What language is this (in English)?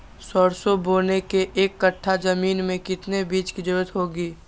Magahi